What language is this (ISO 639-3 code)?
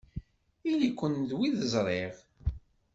kab